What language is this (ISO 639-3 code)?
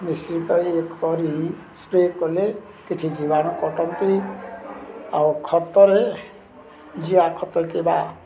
ori